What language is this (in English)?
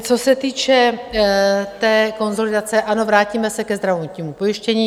Czech